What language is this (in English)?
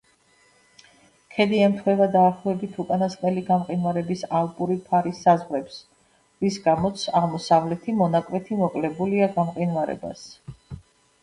Georgian